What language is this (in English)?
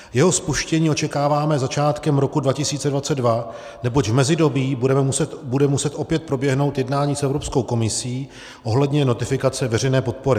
Czech